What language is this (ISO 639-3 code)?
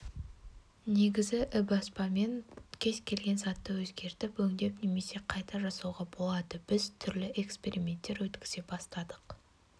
kaz